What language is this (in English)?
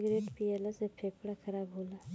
Bhojpuri